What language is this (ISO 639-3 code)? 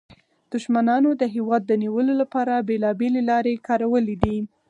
pus